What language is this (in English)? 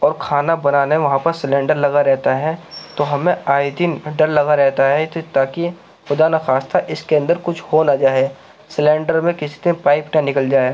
Urdu